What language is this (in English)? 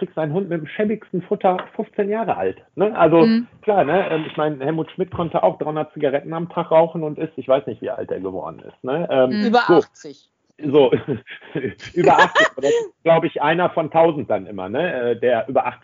German